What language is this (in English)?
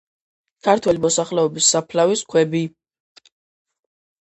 Georgian